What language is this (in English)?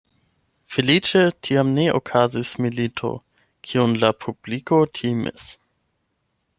Esperanto